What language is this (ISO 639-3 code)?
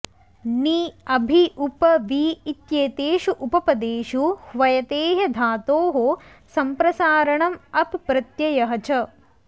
san